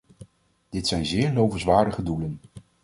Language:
Dutch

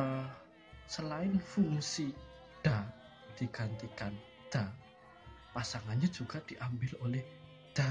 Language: Indonesian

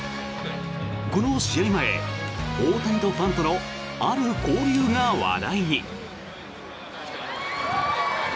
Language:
Japanese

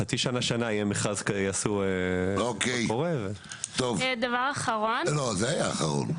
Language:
Hebrew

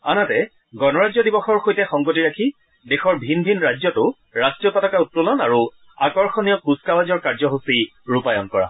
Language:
Assamese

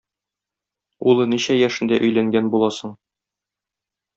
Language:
Tatar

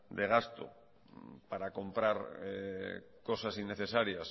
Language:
Spanish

